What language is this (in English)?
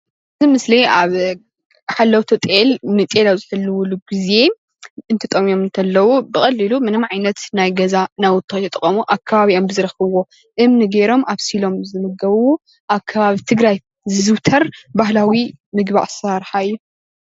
Tigrinya